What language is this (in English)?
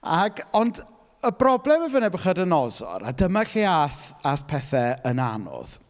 Welsh